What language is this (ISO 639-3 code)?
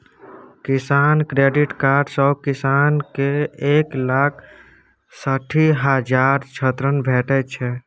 mai